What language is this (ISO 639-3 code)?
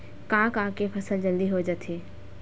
hne